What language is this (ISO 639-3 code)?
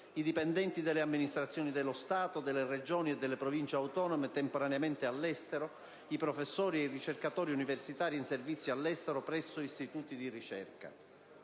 ita